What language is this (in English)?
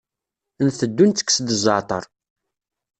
Kabyle